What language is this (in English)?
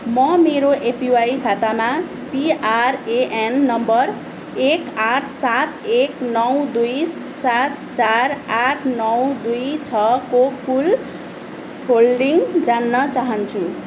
Nepali